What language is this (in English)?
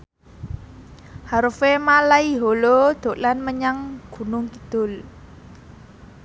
Javanese